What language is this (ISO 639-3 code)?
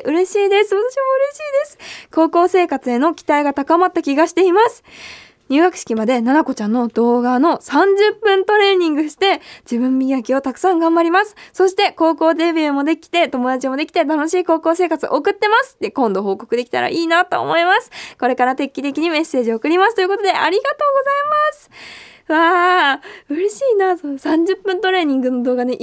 jpn